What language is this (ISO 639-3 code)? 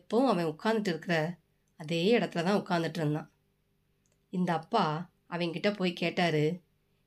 tam